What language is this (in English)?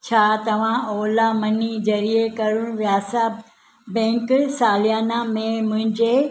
Sindhi